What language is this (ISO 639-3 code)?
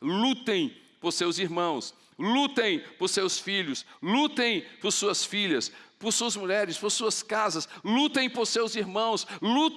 por